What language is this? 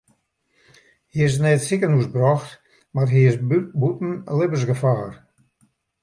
Western Frisian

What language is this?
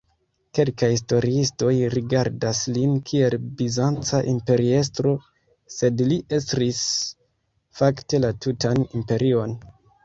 Esperanto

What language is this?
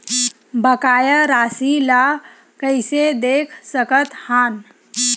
Chhattisgarhi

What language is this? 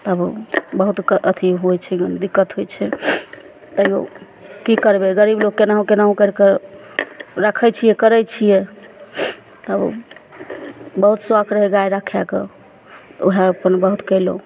Maithili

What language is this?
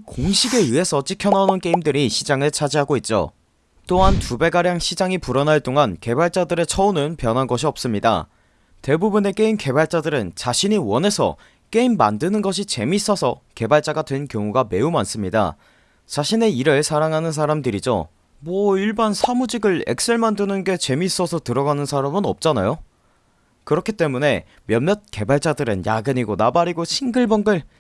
Korean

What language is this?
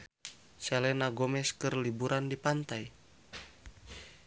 Sundanese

